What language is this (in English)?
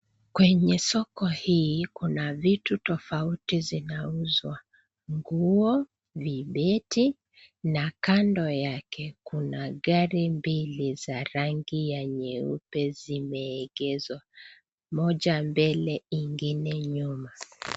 Swahili